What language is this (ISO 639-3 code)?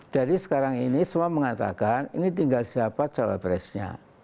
ind